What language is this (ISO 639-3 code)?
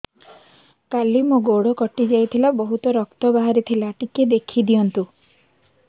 ori